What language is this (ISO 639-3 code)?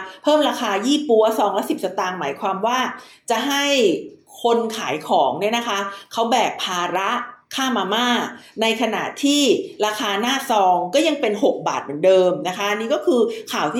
tha